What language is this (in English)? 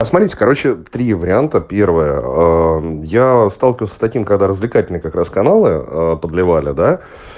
Russian